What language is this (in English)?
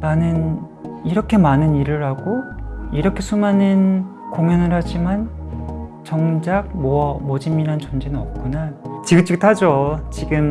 Korean